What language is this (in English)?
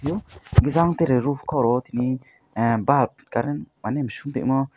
Kok Borok